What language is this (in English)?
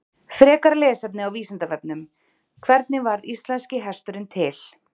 Icelandic